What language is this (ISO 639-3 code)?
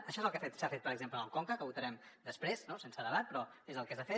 cat